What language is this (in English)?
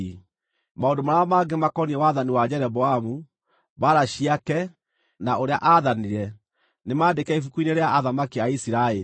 Kikuyu